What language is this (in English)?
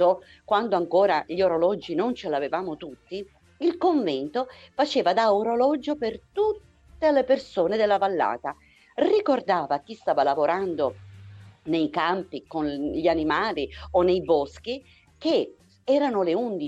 Italian